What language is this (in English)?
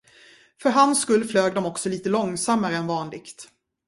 Swedish